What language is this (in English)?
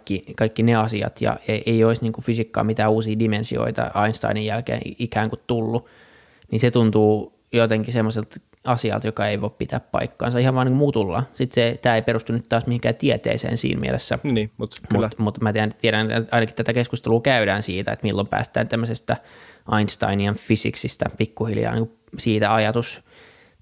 Finnish